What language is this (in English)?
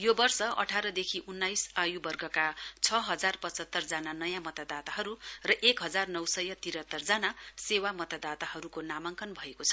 Nepali